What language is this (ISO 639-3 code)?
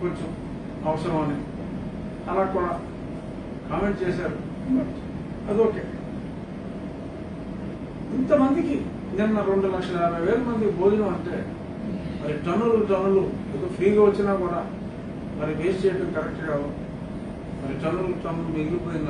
hin